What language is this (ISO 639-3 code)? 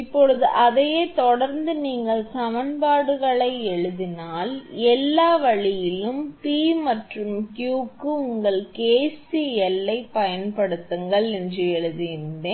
tam